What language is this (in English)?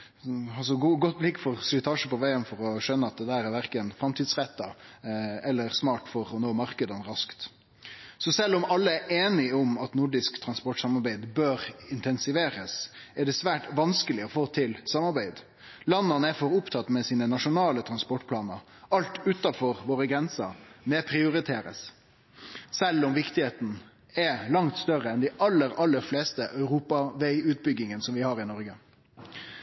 Norwegian Nynorsk